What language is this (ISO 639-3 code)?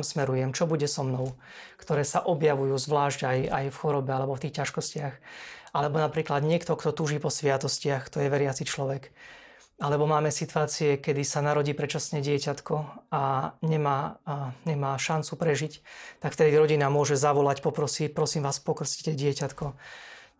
slk